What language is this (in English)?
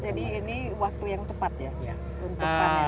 Indonesian